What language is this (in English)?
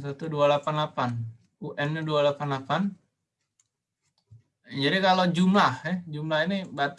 Indonesian